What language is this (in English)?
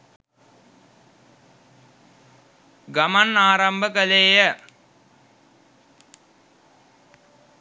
Sinhala